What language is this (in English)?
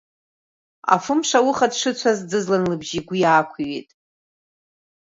Abkhazian